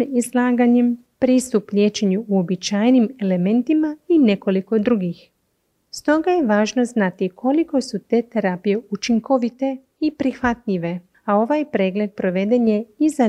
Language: Croatian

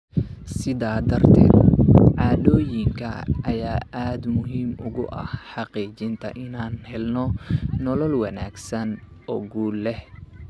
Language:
Somali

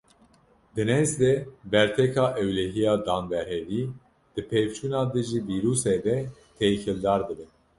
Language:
Kurdish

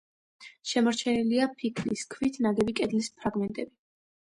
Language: Georgian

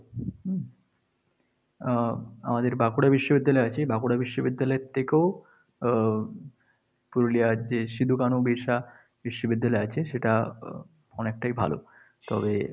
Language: Bangla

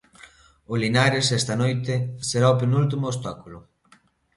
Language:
Galician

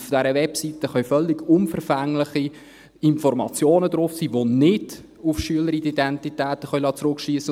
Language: Swiss German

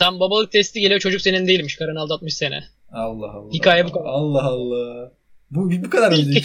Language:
Turkish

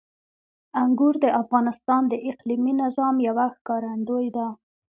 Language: Pashto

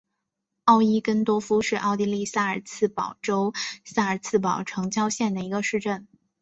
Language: Chinese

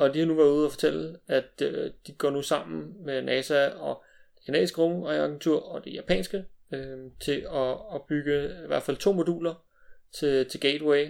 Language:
Danish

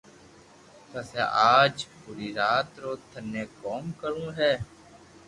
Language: Loarki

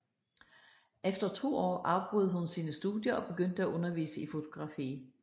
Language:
Danish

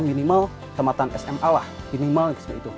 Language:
Indonesian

